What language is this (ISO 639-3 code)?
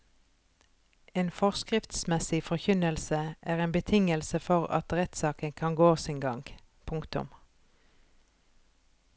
nor